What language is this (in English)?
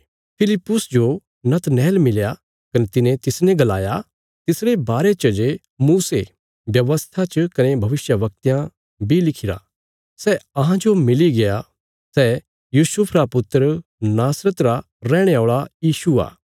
Bilaspuri